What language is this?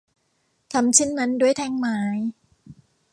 Thai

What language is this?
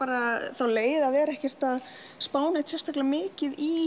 Icelandic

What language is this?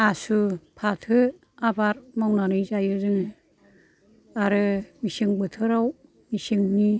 Bodo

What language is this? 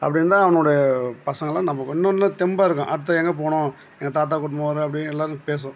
Tamil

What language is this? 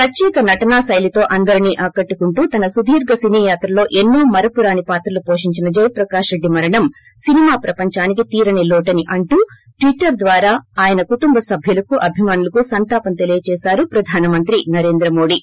Telugu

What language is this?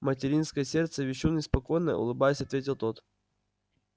Russian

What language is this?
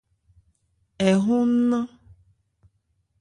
Ebrié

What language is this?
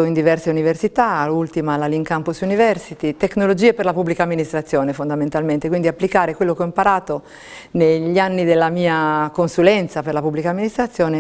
Italian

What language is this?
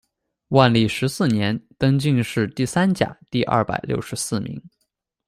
Chinese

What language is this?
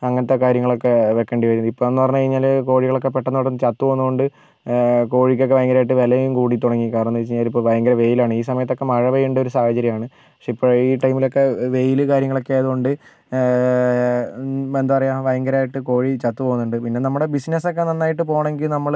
Malayalam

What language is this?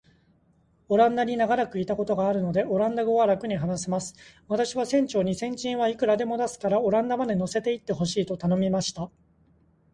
Japanese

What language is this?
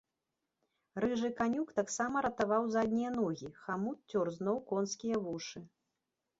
Belarusian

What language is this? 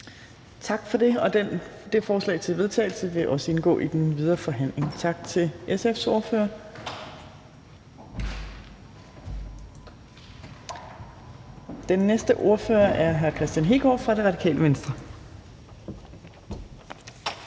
Danish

